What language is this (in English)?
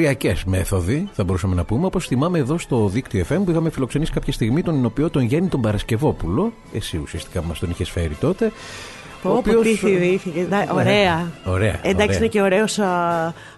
Greek